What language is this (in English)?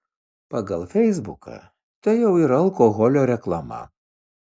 Lithuanian